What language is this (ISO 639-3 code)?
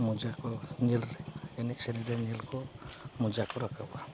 sat